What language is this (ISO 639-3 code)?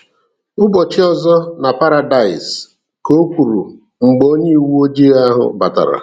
ibo